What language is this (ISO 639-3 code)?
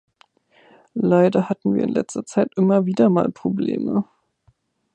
deu